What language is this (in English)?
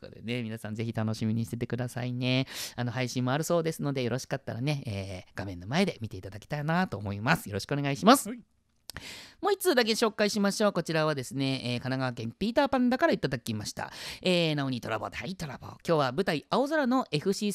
Japanese